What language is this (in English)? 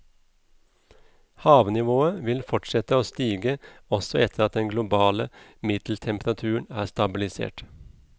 Norwegian